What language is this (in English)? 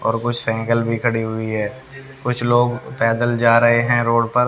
Hindi